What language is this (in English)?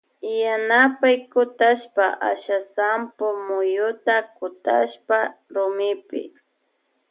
Loja Highland Quichua